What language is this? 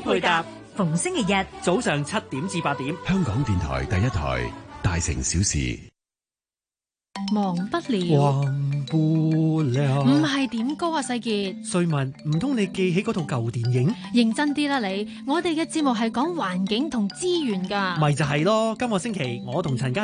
Chinese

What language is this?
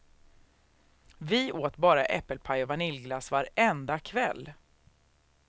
Swedish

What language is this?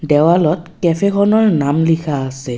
Assamese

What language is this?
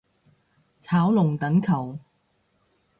Cantonese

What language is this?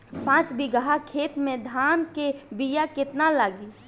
Bhojpuri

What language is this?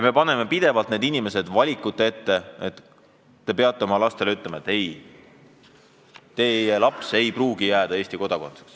Estonian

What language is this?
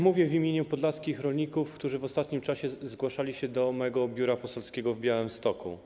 Polish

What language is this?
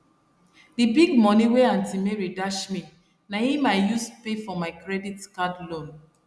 Nigerian Pidgin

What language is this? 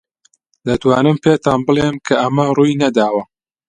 Central Kurdish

